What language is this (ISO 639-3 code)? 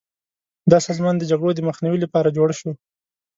pus